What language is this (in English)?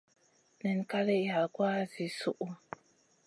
Masana